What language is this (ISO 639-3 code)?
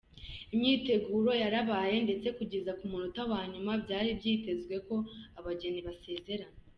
kin